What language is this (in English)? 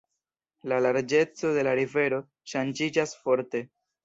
Esperanto